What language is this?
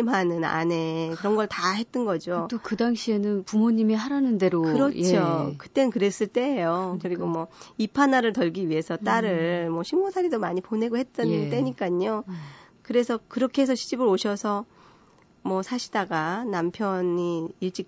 Korean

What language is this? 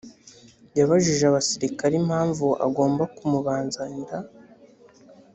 Kinyarwanda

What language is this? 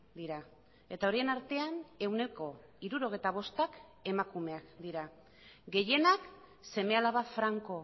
Basque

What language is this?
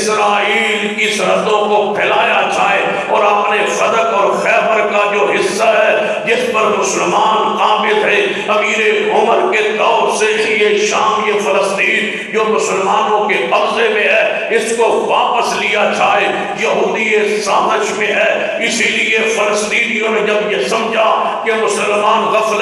Arabic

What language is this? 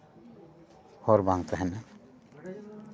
Santali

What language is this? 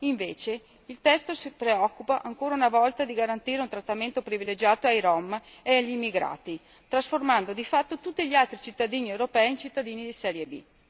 Italian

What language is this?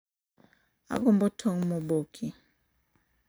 Luo (Kenya and Tanzania)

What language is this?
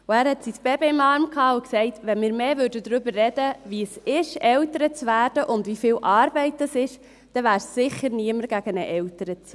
Swiss German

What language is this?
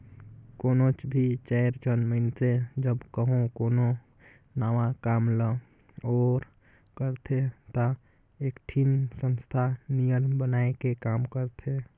Chhattisgarhi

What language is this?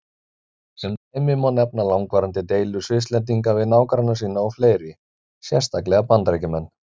Icelandic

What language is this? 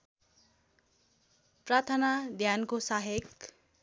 Nepali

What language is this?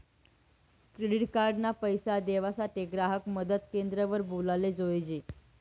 Marathi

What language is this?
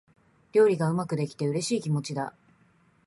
Japanese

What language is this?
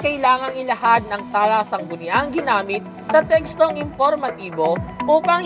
Filipino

